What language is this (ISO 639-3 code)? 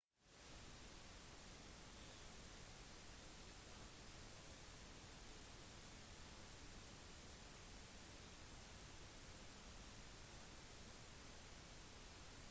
nob